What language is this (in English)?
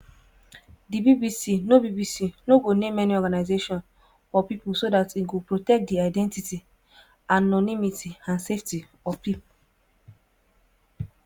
Nigerian Pidgin